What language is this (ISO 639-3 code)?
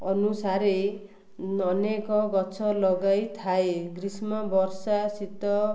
ori